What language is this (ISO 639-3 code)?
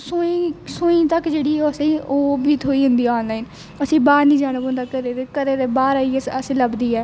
doi